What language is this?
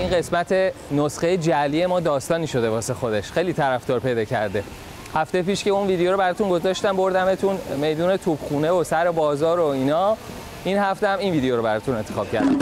Persian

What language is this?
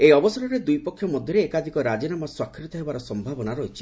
Odia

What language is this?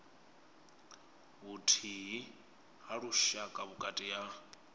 Venda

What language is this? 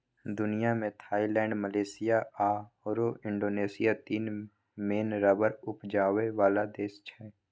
Maithili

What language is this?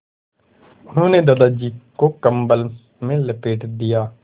Hindi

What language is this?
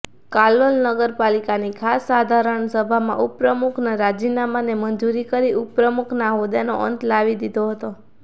Gujarati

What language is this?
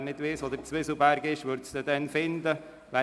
Swiss German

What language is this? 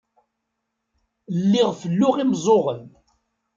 Kabyle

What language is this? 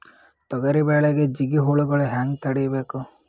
Kannada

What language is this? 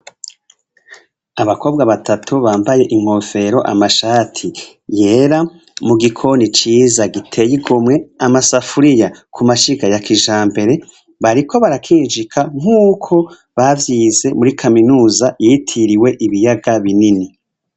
Rundi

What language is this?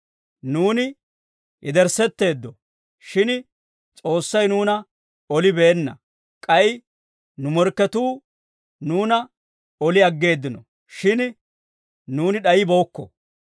Dawro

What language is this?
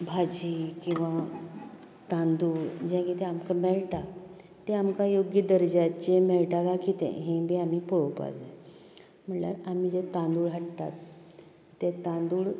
Konkani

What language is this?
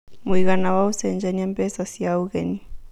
Kikuyu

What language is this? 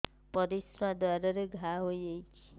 Odia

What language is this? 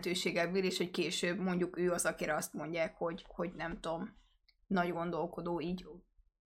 Hungarian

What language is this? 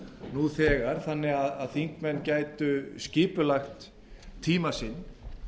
Icelandic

